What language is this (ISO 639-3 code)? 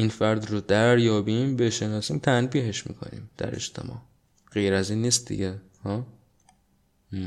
fas